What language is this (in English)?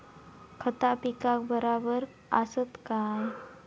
Marathi